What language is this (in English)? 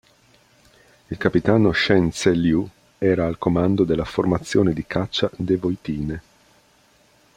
Italian